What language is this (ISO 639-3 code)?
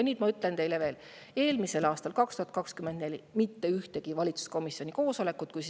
est